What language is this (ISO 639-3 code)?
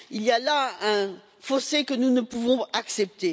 fra